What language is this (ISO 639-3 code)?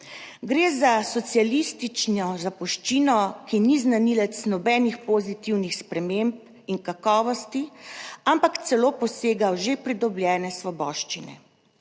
slv